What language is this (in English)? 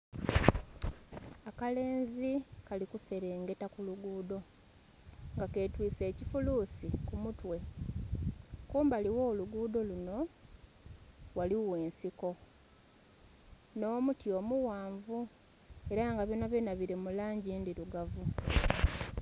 Soga